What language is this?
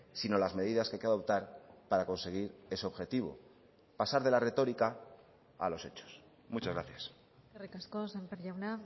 Spanish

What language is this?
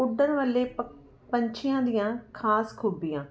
Punjabi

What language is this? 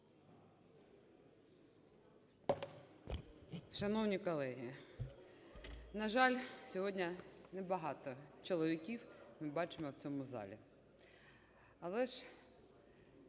Ukrainian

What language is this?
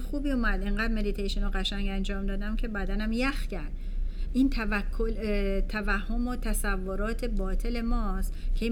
Persian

